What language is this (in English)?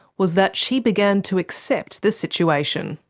English